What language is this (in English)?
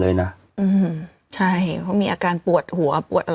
Thai